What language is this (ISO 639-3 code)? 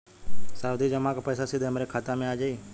bho